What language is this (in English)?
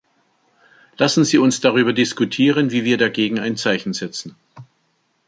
German